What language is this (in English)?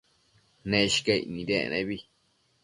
Matsés